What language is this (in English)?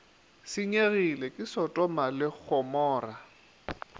Northern Sotho